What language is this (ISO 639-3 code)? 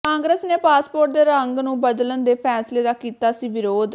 pan